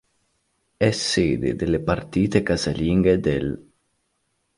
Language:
Italian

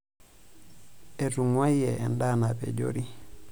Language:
Masai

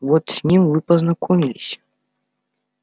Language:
Russian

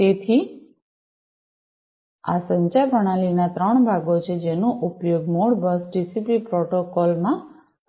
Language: Gujarati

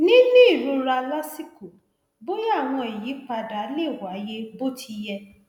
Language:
Yoruba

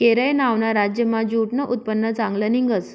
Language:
Marathi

